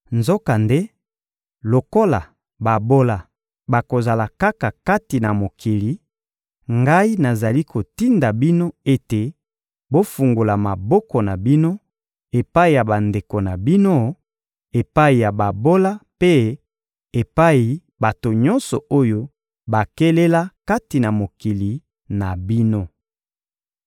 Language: Lingala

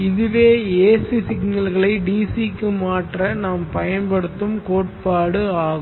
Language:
Tamil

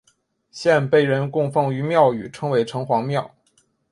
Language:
Chinese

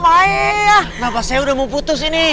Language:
Indonesian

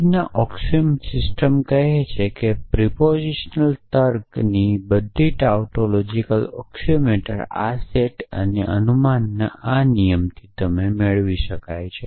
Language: Gujarati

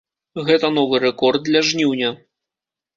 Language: Belarusian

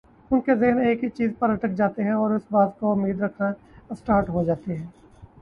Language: Urdu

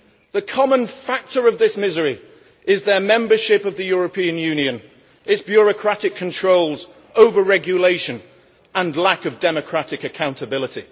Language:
English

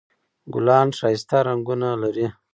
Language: Pashto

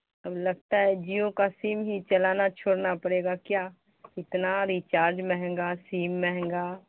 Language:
Urdu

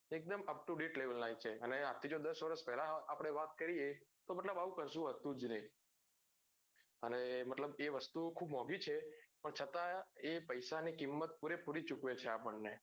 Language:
Gujarati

